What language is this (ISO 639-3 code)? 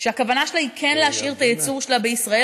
heb